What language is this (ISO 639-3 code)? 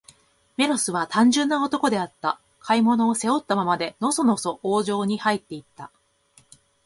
jpn